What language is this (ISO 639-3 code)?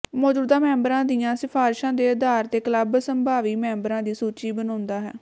pan